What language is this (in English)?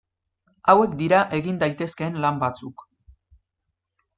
Basque